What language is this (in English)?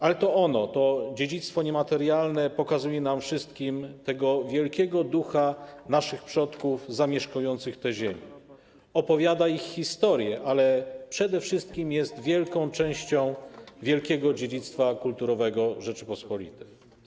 Polish